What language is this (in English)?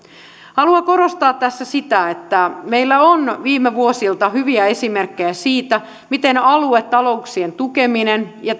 Finnish